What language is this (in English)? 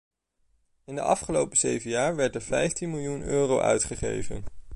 Dutch